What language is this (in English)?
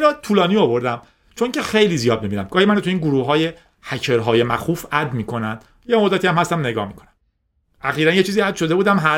Persian